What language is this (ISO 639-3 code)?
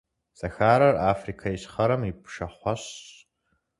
kbd